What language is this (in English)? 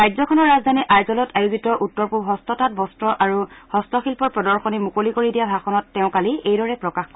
Assamese